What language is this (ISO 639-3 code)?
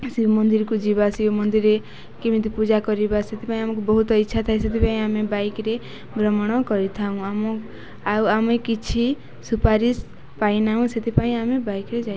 ori